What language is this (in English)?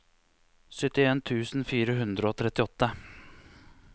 Norwegian